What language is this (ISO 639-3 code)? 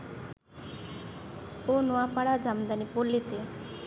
ben